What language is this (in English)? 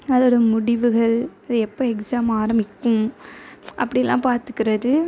Tamil